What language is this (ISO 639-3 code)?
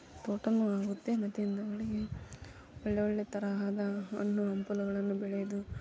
kan